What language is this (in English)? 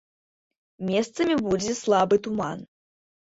Belarusian